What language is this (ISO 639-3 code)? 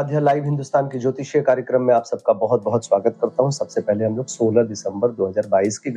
hin